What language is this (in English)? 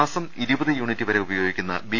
Malayalam